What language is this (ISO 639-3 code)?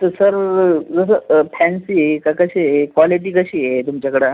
mar